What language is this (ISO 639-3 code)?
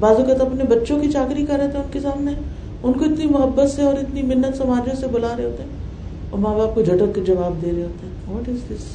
urd